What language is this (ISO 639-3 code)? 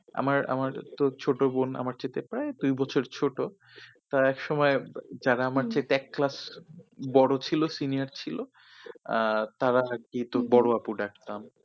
ben